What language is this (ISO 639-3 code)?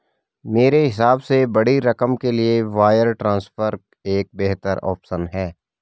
hin